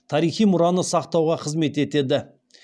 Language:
Kazakh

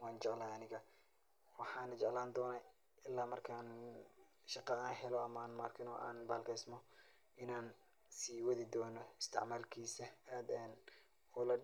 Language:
Somali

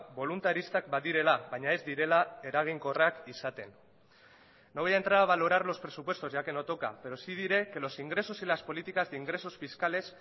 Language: Spanish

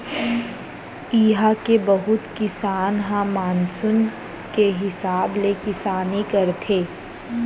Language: Chhattisgarhi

